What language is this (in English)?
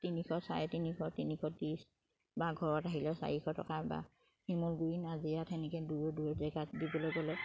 Assamese